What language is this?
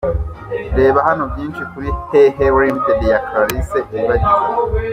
Kinyarwanda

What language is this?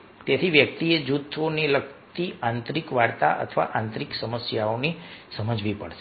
Gujarati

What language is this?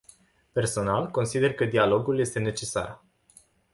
Romanian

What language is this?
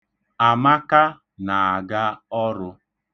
Igbo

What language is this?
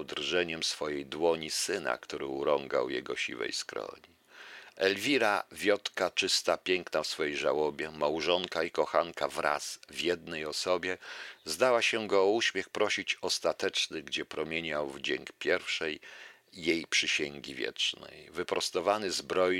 Polish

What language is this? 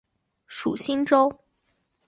Chinese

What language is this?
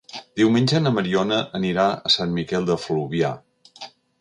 Catalan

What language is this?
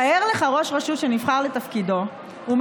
Hebrew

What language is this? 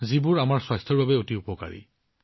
Assamese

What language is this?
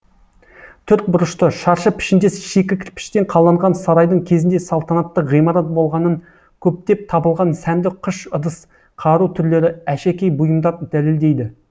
Kazakh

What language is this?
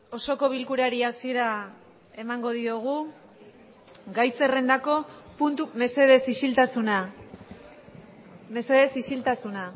Basque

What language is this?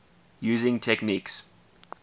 English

